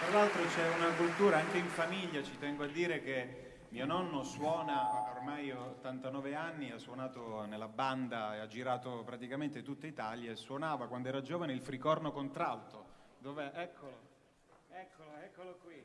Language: Italian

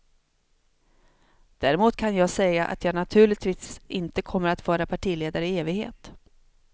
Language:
Swedish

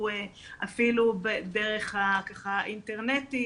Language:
Hebrew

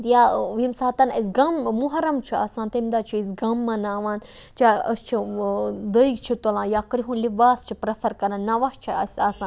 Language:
Kashmiri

